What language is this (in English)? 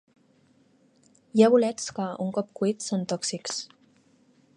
Catalan